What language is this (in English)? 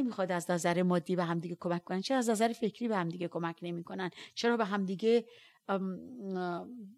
Persian